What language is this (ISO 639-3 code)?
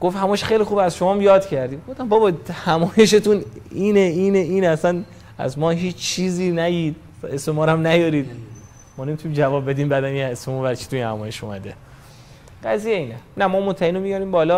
fas